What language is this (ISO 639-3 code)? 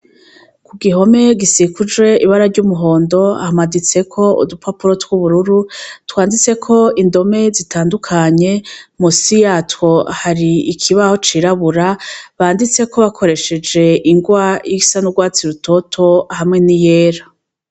run